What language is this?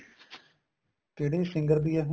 Punjabi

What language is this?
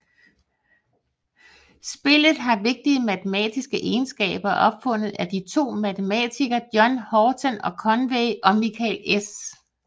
Danish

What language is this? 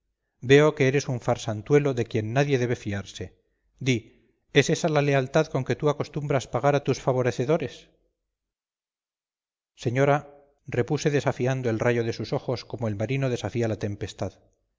Spanish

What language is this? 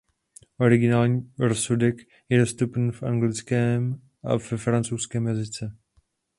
Czech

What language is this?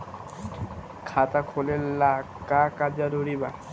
Bhojpuri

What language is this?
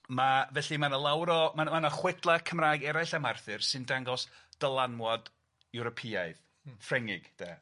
Welsh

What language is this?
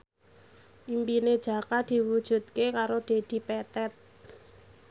Javanese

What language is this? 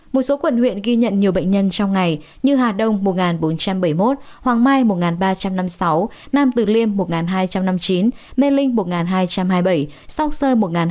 Vietnamese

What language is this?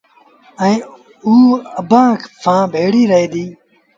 Sindhi Bhil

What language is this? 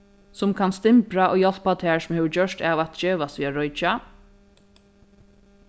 Faroese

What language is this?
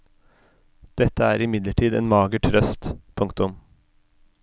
Norwegian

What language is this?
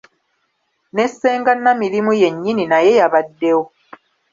Ganda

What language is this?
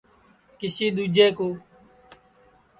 Sansi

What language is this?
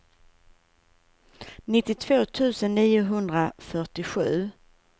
Swedish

